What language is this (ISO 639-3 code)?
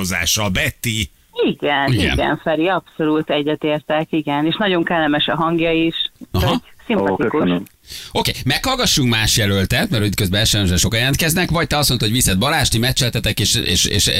hun